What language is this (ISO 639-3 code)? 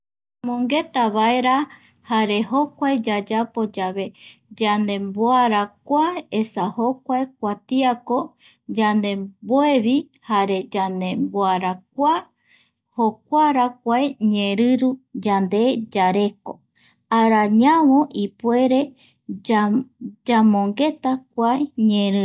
gui